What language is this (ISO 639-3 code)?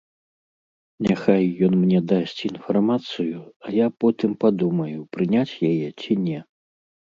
bel